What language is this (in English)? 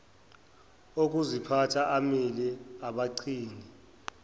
Zulu